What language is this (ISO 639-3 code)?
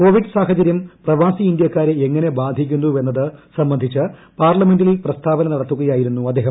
mal